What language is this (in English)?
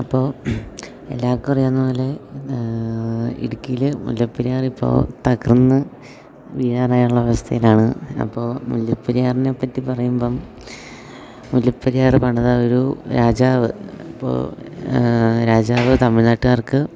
Malayalam